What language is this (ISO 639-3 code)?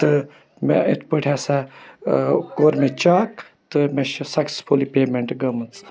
kas